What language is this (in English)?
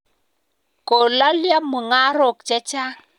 Kalenjin